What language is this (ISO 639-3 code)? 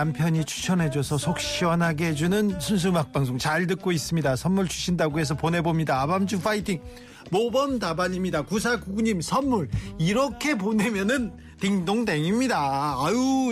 kor